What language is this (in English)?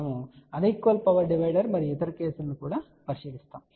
Telugu